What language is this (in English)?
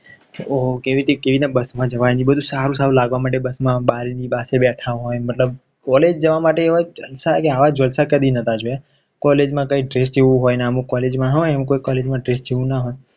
Gujarati